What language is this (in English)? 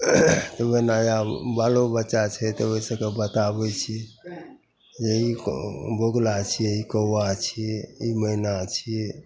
Maithili